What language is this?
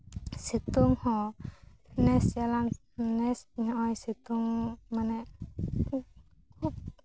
Santali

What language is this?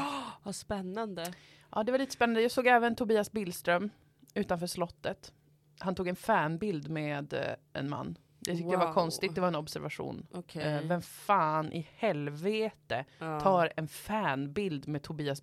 Swedish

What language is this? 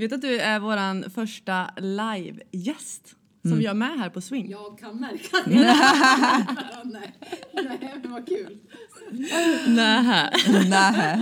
Swedish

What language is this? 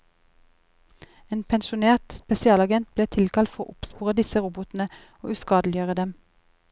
Norwegian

